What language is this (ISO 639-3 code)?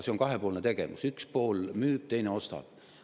est